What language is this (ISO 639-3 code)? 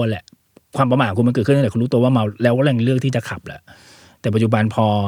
tha